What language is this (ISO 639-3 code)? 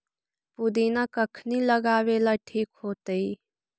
mag